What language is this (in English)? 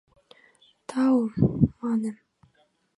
Mari